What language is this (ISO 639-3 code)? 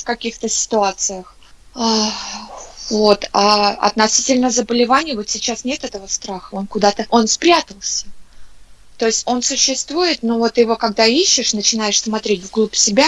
rus